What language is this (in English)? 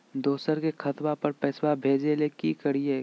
Magahi